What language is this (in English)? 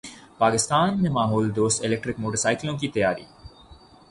Urdu